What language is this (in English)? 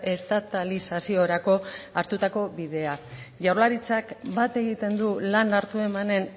Basque